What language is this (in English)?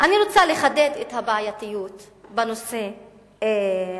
Hebrew